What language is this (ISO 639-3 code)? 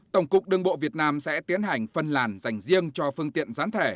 vie